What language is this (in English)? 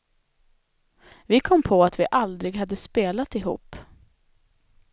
Swedish